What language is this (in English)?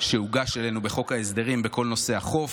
Hebrew